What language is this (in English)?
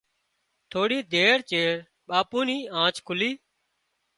Wadiyara Koli